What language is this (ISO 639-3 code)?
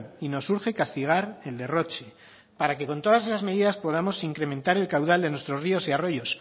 spa